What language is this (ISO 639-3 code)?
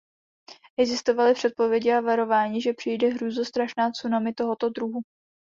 ces